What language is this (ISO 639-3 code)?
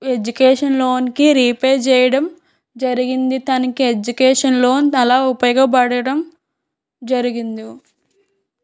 tel